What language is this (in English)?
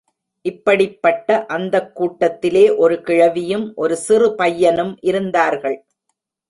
Tamil